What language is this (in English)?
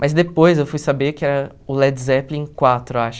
Portuguese